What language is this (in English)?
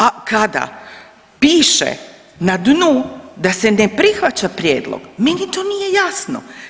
Croatian